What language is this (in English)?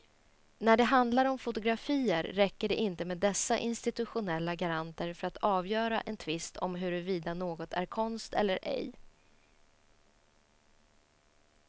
Swedish